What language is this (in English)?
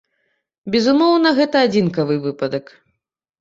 Belarusian